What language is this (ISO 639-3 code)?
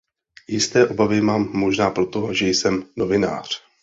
ces